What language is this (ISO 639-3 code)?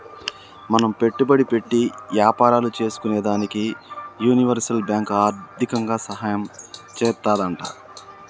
tel